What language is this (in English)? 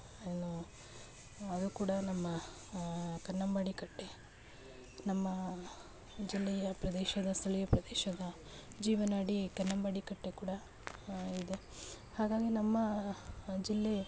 Kannada